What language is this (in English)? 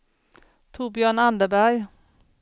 Swedish